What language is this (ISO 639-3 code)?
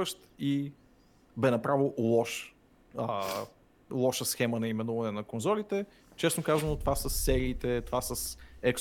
bul